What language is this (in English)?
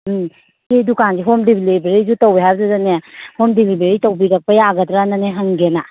Manipuri